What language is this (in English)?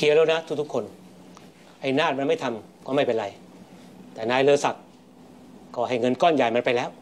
Thai